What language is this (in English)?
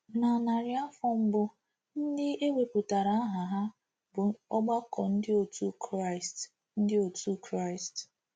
Igbo